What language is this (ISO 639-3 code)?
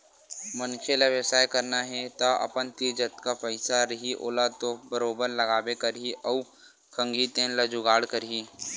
hne